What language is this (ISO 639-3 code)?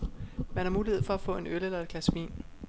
dan